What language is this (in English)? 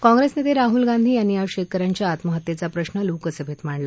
Marathi